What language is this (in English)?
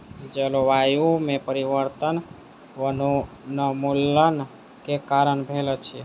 Maithili